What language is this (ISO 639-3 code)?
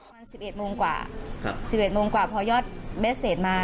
tha